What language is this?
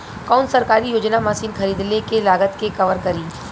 Bhojpuri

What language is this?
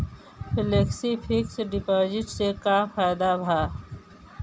Bhojpuri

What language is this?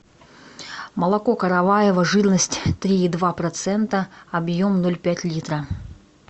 Russian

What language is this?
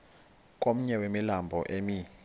Xhosa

